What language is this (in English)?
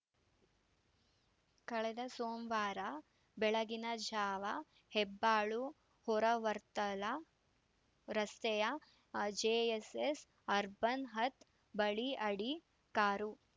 Kannada